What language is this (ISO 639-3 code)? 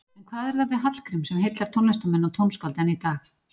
isl